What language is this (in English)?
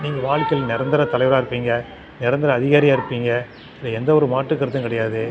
Tamil